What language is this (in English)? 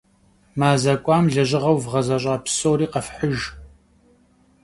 Kabardian